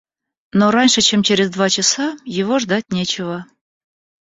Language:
Russian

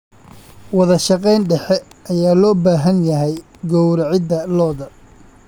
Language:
Somali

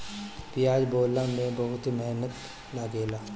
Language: Bhojpuri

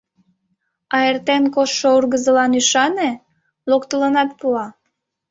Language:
Mari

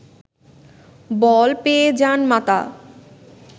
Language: Bangla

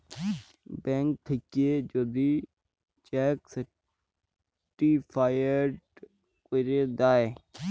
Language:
Bangla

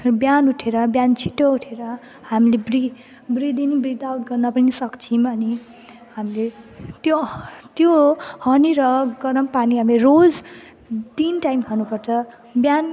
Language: Nepali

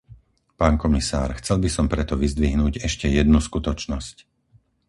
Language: Slovak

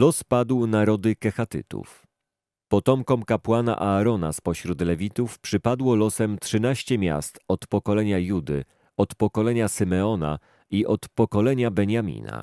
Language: Polish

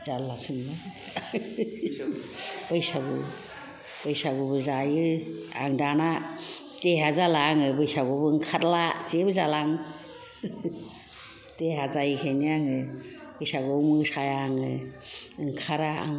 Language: Bodo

